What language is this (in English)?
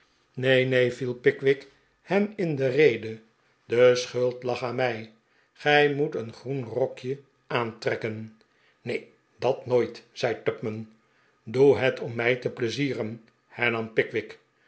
Dutch